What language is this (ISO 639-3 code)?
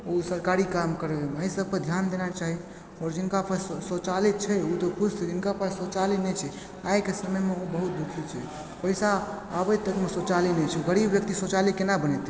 mai